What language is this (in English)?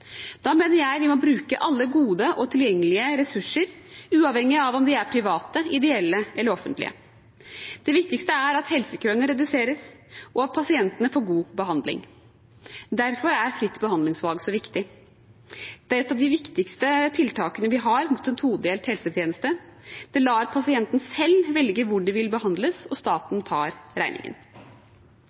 Norwegian Bokmål